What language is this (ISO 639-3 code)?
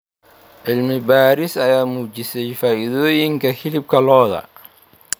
som